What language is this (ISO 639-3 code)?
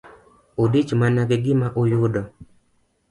luo